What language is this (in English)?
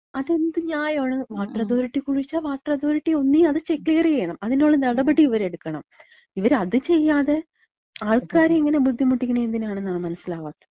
Malayalam